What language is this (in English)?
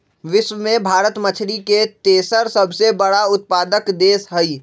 Magahi